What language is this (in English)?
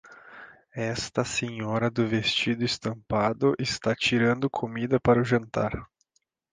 Portuguese